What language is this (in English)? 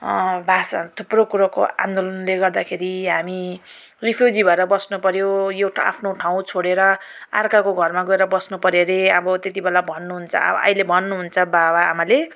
Nepali